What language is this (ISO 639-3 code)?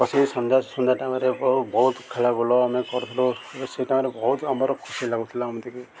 ori